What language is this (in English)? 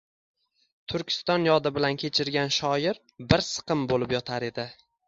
Uzbek